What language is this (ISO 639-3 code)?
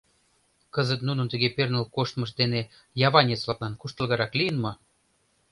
chm